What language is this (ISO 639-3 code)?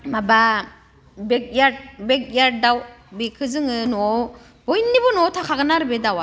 brx